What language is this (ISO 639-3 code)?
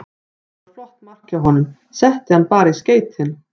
isl